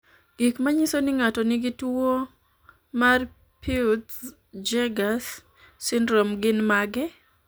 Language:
Luo (Kenya and Tanzania)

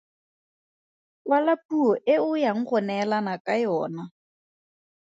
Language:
Tswana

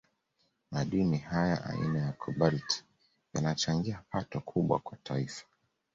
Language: Swahili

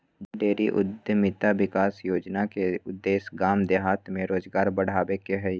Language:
Magahi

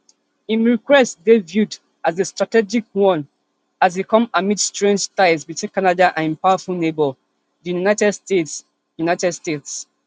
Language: Nigerian Pidgin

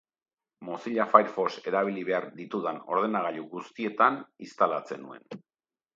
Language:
Basque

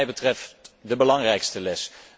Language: Dutch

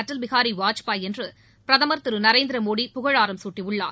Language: Tamil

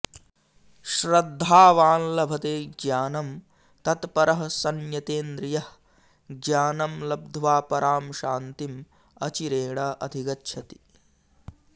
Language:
Sanskrit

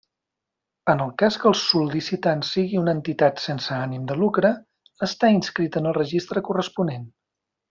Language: Catalan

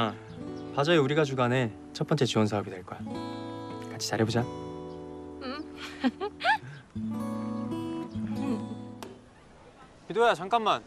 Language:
Korean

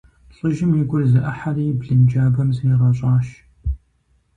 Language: Kabardian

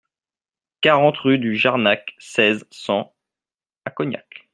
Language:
French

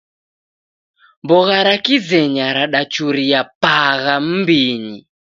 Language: Taita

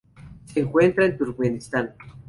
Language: Spanish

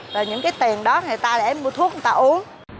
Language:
Vietnamese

